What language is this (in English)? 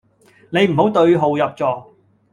Cantonese